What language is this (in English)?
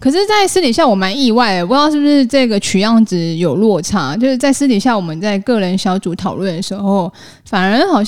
Chinese